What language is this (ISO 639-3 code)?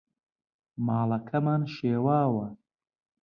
ckb